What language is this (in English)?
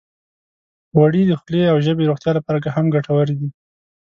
Pashto